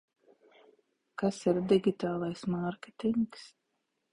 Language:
Latvian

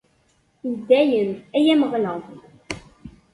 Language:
Kabyle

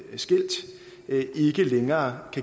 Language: Danish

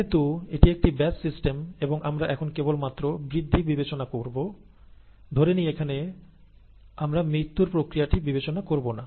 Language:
Bangla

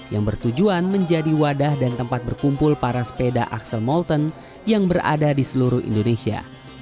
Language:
Indonesian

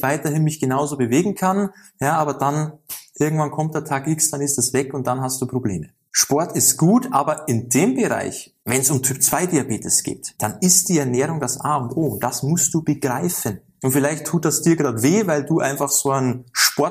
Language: German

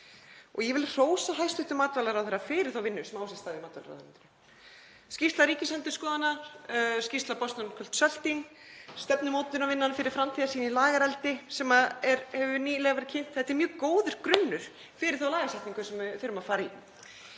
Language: Icelandic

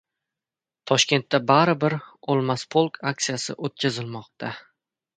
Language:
Uzbek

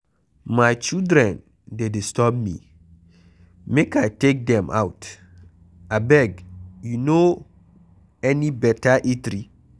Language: Nigerian Pidgin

